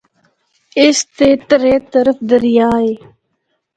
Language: Northern Hindko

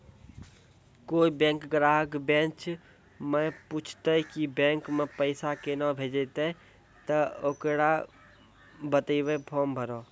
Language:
Maithili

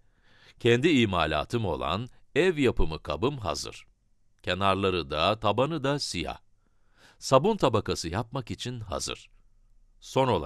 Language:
Turkish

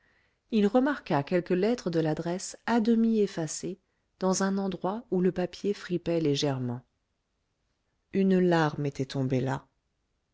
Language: French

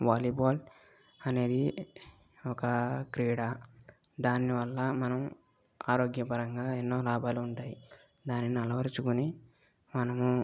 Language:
Telugu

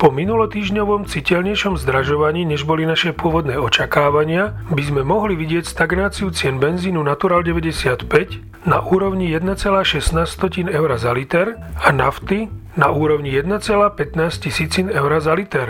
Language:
Slovak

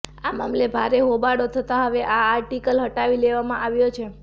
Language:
Gujarati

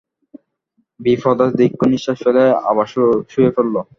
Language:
Bangla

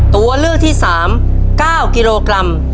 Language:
Thai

